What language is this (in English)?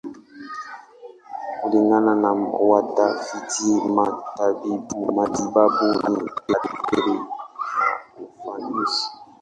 Swahili